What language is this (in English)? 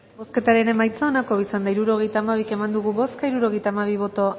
Basque